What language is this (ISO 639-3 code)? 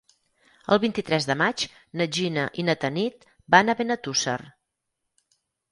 cat